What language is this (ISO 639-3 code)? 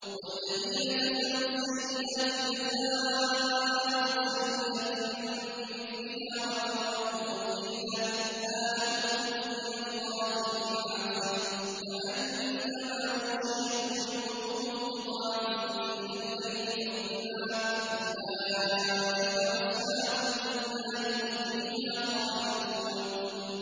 ara